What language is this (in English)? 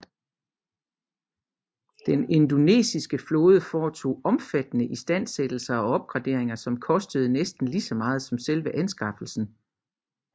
Danish